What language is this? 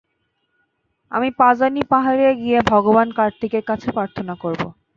Bangla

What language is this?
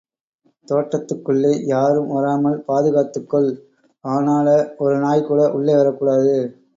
Tamil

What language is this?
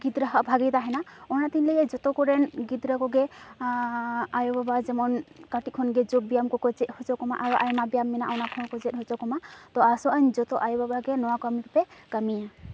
Santali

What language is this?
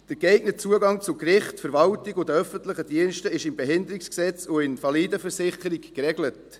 Swiss German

